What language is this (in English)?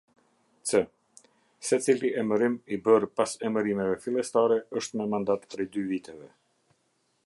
Albanian